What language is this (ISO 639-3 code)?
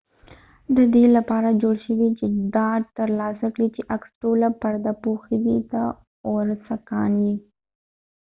pus